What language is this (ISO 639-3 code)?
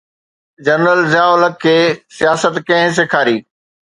snd